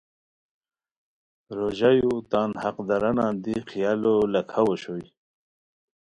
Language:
Khowar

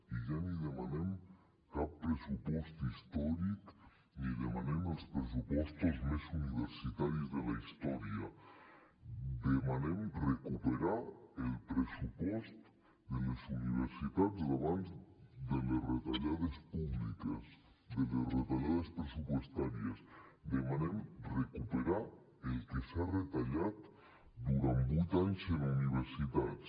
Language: Catalan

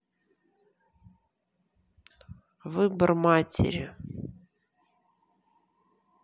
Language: Russian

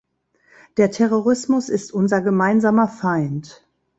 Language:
German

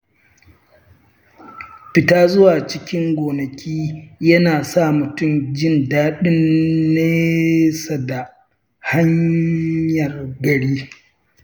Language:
Hausa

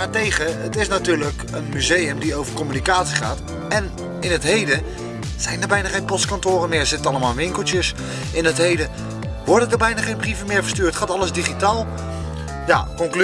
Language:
Dutch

